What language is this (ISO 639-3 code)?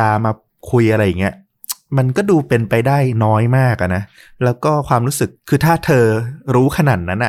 tha